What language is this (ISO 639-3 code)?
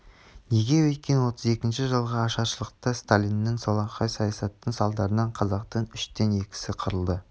kaz